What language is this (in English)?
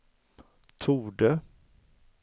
Swedish